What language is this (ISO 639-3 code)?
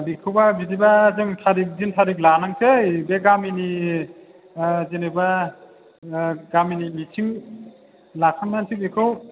brx